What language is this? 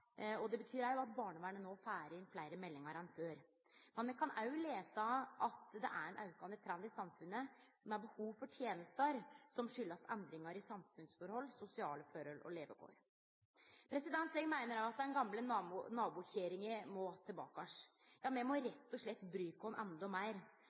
Norwegian Nynorsk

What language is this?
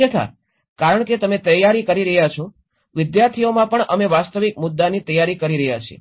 Gujarati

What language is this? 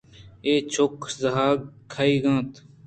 Eastern Balochi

